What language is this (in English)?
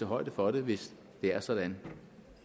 Danish